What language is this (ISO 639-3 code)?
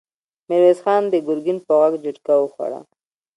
pus